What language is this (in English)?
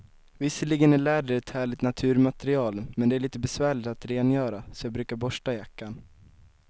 Swedish